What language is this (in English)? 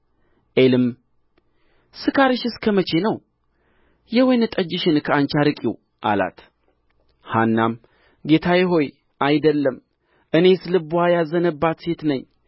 Amharic